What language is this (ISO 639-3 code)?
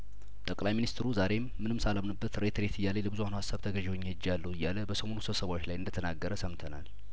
amh